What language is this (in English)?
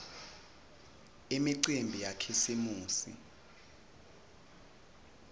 Swati